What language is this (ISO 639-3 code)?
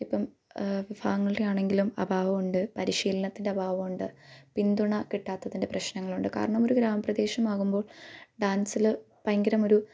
mal